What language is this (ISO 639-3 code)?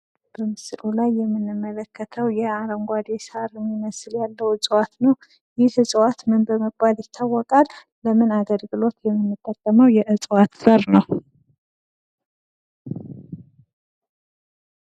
amh